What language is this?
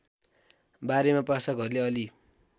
Nepali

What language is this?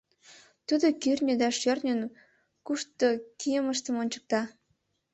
Mari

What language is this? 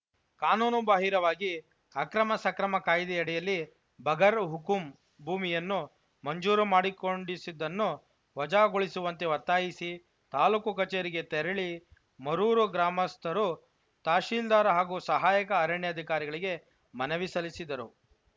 Kannada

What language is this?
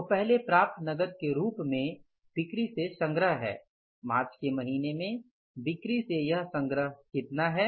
Hindi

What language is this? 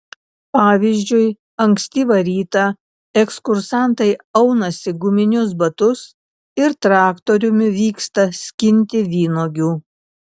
Lithuanian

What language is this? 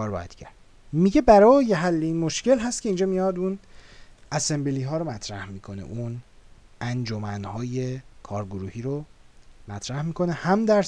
Persian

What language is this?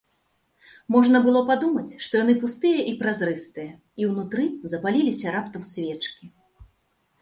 Belarusian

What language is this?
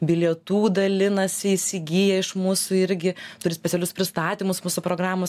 Lithuanian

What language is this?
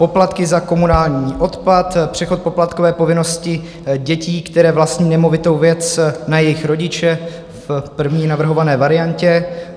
Czech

